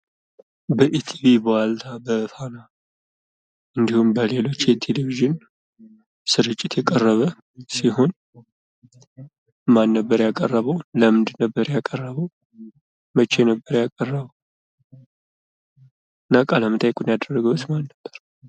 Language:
Amharic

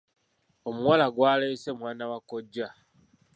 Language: Ganda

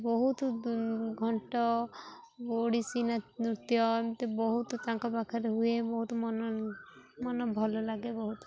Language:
Odia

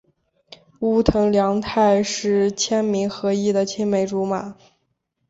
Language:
Chinese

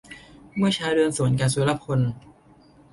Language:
Thai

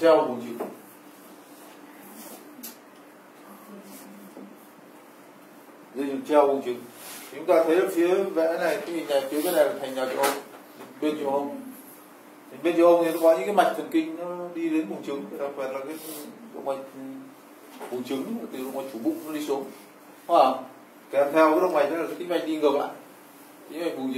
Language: Vietnamese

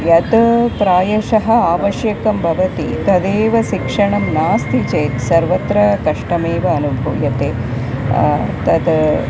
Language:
Sanskrit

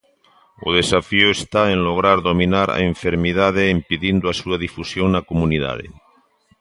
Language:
Galician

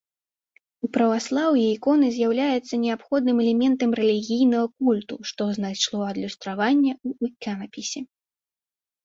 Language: Belarusian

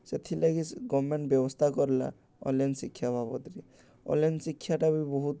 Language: Odia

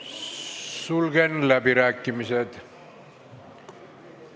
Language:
Estonian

